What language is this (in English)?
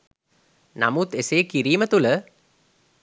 Sinhala